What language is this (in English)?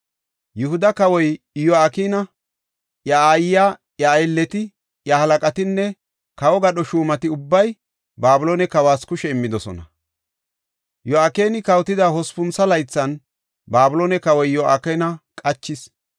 Gofa